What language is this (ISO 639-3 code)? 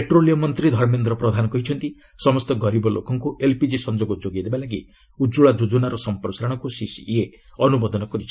ori